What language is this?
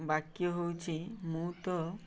Odia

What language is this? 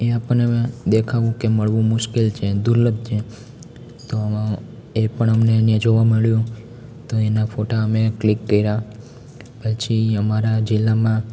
Gujarati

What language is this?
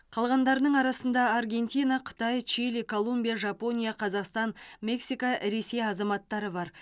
Kazakh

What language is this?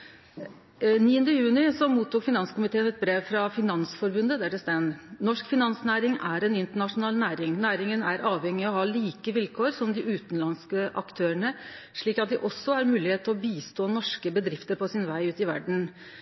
Norwegian Nynorsk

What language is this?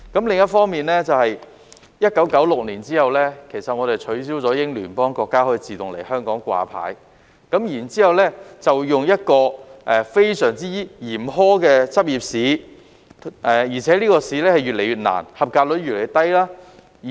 Cantonese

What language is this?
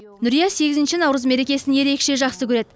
Kazakh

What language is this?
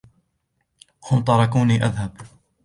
Arabic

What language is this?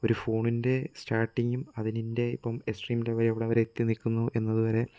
Malayalam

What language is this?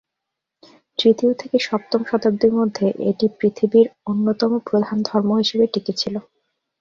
Bangla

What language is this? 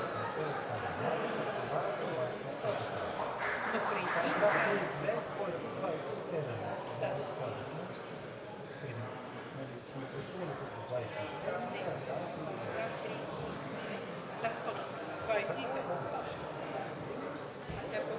Bulgarian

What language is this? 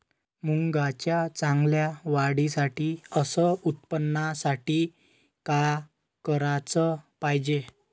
Marathi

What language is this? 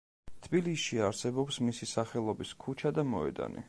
Georgian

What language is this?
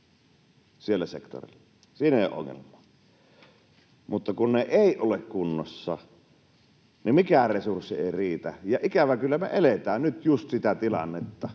Finnish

